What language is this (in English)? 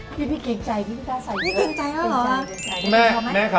Thai